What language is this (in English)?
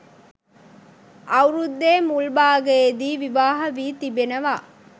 Sinhala